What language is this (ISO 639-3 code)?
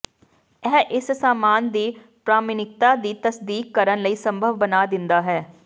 pan